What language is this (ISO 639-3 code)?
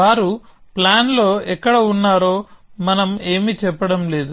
tel